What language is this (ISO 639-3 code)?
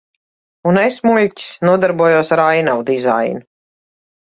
lav